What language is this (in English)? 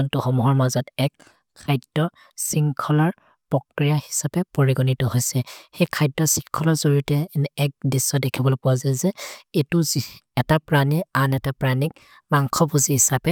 Maria (India)